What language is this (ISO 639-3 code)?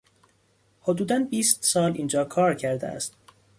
fas